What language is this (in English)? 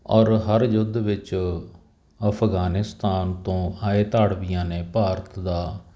Punjabi